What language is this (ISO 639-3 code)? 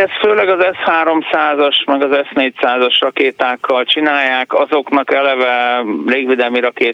hun